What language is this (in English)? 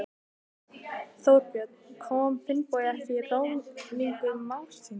Icelandic